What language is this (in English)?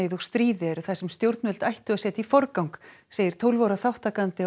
Icelandic